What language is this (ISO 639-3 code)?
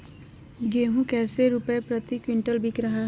mag